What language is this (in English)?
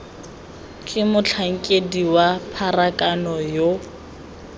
Tswana